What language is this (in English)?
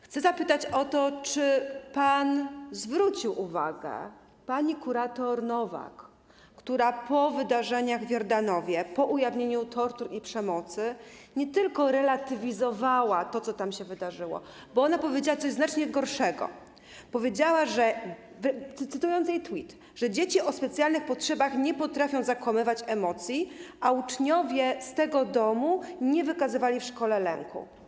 Polish